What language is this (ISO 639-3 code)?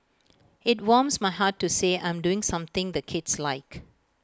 eng